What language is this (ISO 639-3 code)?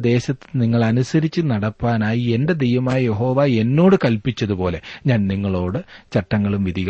mal